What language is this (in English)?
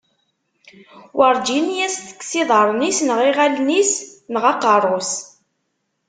Kabyle